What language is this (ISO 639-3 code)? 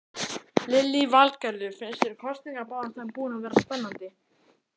isl